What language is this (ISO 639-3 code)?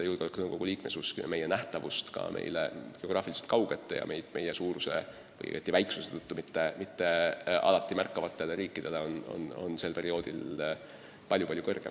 est